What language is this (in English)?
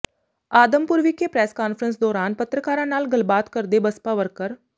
Punjabi